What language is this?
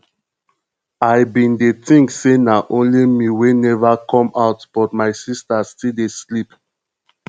Nigerian Pidgin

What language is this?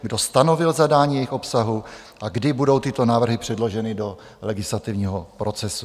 Czech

